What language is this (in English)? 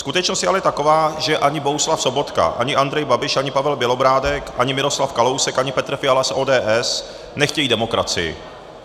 Czech